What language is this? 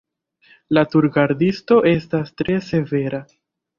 Esperanto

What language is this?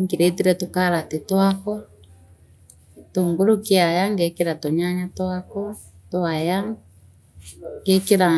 Meru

